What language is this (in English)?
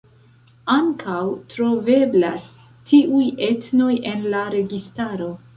Esperanto